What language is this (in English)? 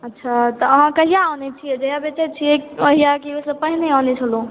Maithili